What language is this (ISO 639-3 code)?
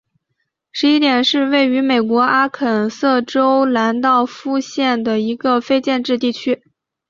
zho